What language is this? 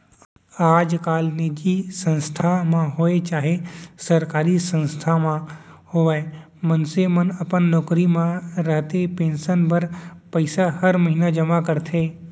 Chhattisgarhi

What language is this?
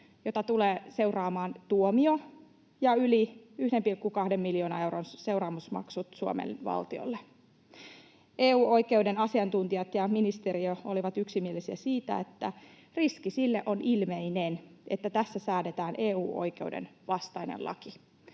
Finnish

